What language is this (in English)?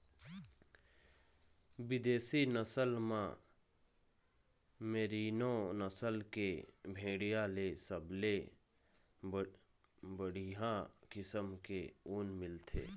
Chhattisgarhi